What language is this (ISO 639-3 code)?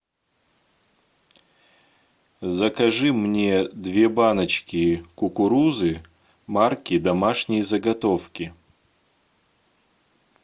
rus